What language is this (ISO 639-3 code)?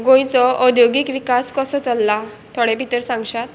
kok